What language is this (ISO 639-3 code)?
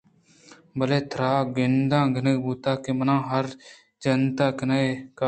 bgp